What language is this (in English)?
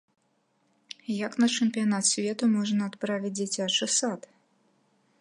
Belarusian